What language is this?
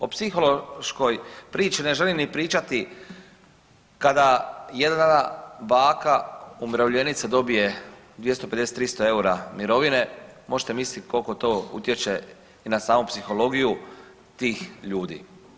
Croatian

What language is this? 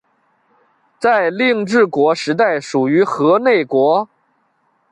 Chinese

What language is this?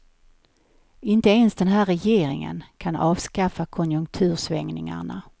Swedish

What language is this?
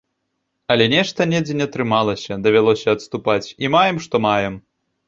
Belarusian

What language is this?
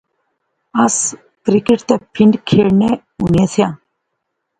Pahari-Potwari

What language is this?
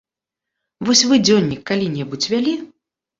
Belarusian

